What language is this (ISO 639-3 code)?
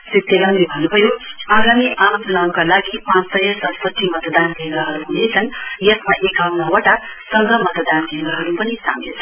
nep